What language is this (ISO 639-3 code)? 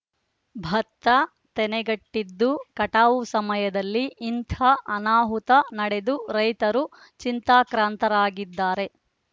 kan